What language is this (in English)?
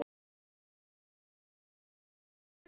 Icelandic